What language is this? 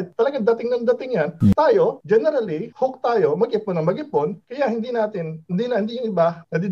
Filipino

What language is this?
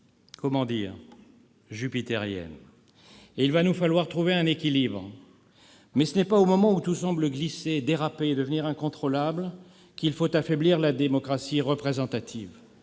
French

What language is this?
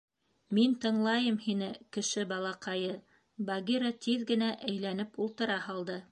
Bashkir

